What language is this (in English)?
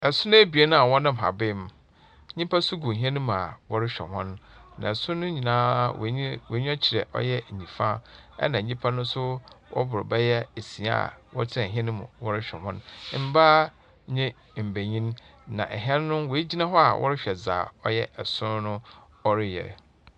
Akan